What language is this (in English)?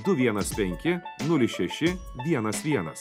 Lithuanian